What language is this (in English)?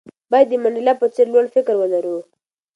Pashto